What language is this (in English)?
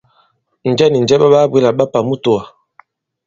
Bankon